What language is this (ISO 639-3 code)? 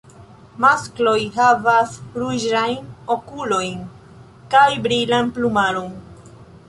epo